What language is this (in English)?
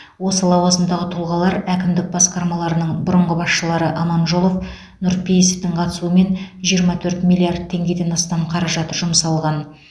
Kazakh